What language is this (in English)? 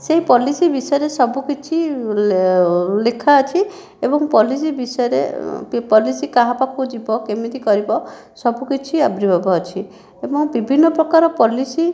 Odia